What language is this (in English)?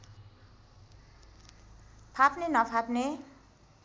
Nepali